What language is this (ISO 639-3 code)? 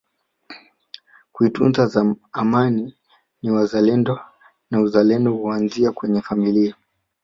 swa